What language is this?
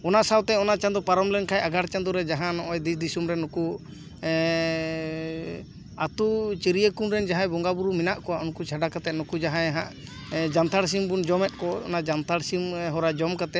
Santali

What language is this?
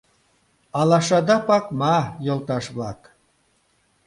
Mari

